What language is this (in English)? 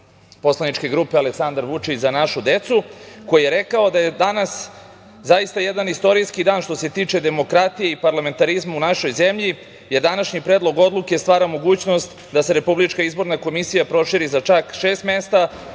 Serbian